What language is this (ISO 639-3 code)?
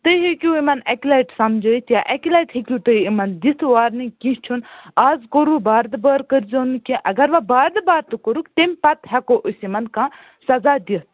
kas